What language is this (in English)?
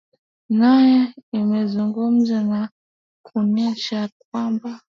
Swahili